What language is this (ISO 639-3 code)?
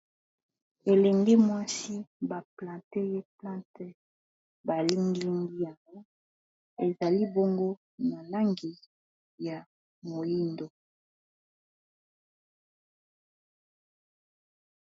lin